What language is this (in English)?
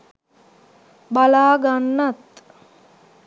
Sinhala